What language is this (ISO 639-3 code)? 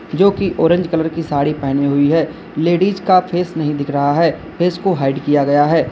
hin